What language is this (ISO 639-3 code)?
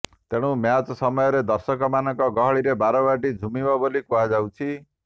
ori